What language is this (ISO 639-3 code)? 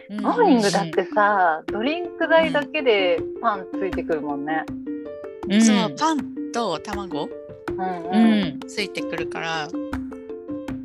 jpn